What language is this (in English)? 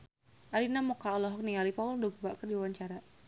Sundanese